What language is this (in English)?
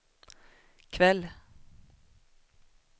Swedish